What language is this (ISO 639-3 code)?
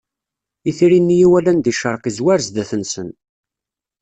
kab